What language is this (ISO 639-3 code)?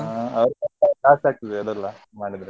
kan